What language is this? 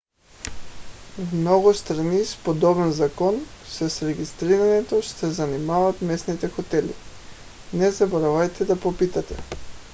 Bulgarian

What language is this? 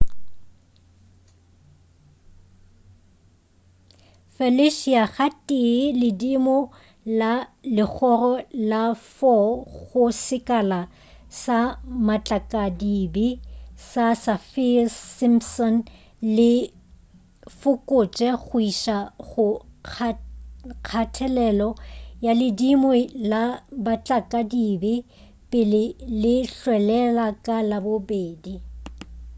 Northern Sotho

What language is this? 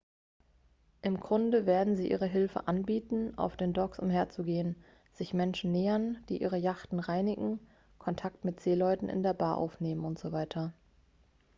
German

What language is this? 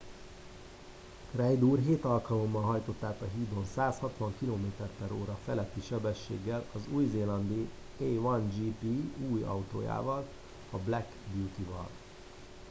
Hungarian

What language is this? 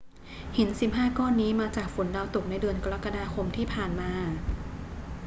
Thai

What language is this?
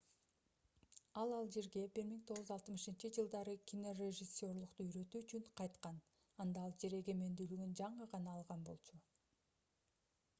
Kyrgyz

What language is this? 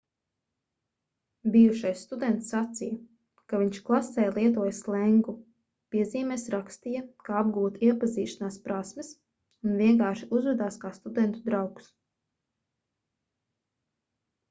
Latvian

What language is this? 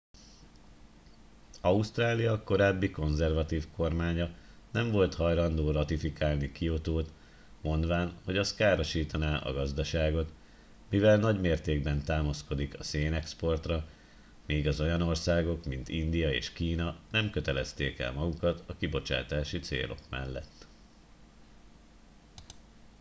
Hungarian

